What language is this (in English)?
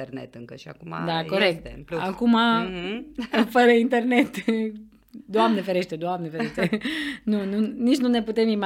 Romanian